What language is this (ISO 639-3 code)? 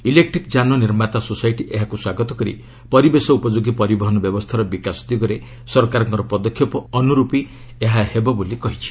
ori